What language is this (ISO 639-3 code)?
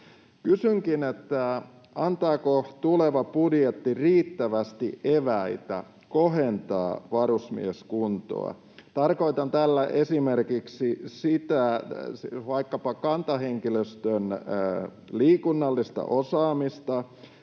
fin